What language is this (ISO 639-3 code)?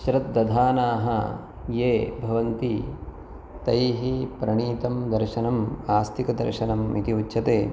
san